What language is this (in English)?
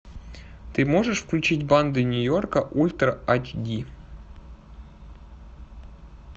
Russian